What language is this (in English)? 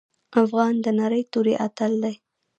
Pashto